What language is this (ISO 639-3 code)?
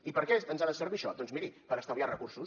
cat